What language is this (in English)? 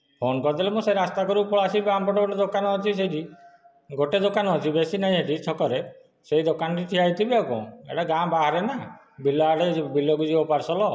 Odia